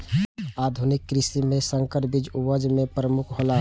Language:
Maithili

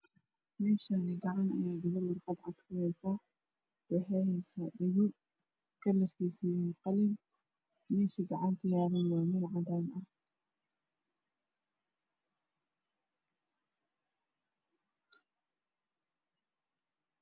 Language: Somali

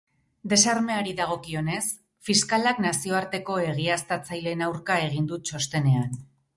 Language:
Basque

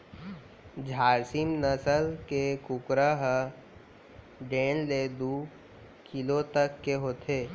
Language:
Chhattisgarhi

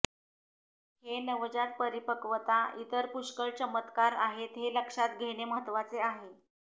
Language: Marathi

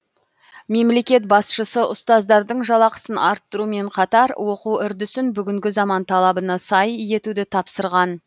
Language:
Kazakh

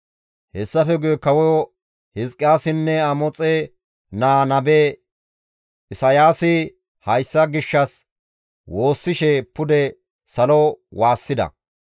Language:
Gamo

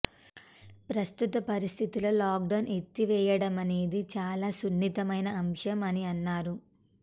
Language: Telugu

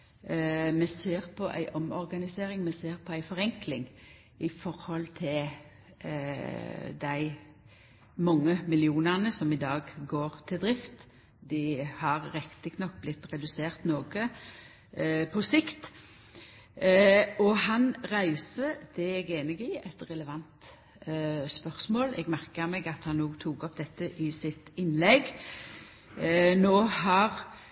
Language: Norwegian Nynorsk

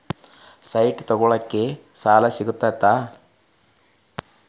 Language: Kannada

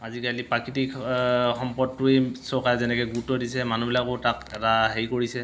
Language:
Assamese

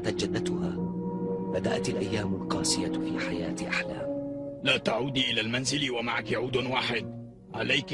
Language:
Arabic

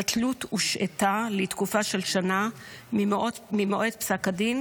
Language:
Hebrew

